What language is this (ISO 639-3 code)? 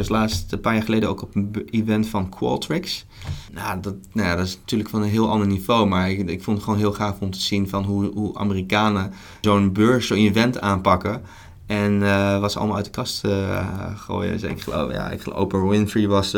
nld